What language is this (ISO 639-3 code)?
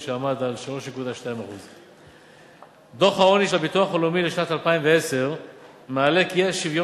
heb